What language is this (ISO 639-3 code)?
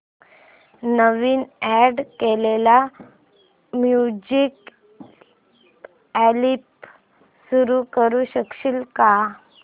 mar